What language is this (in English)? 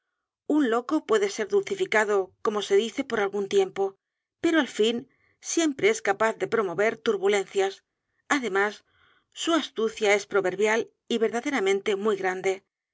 Spanish